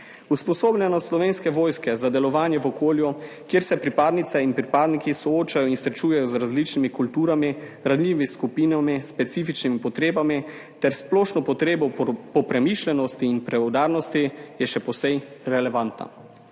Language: Slovenian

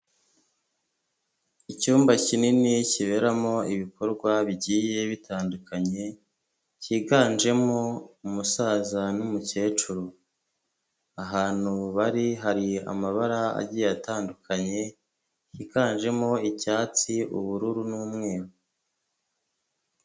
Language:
Kinyarwanda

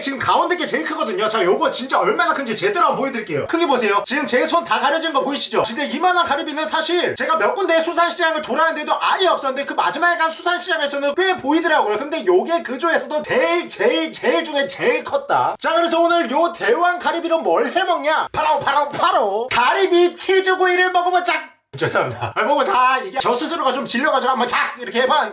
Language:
Korean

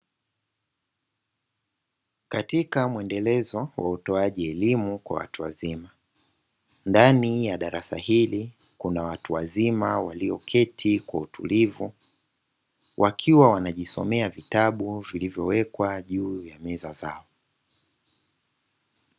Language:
Swahili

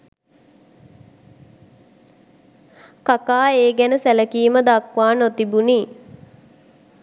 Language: Sinhala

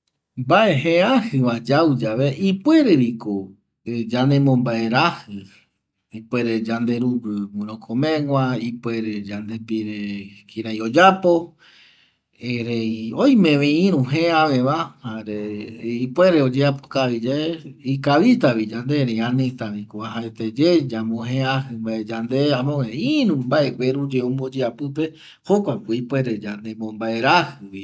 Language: Eastern Bolivian Guaraní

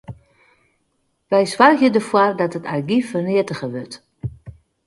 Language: Western Frisian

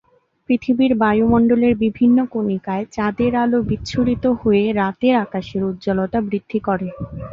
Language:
Bangla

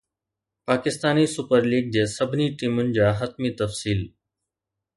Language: Sindhi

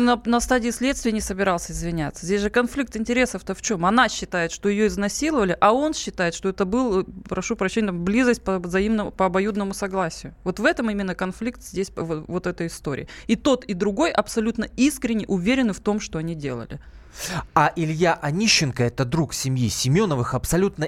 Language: Russian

